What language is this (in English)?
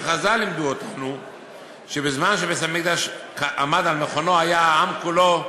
Hebrew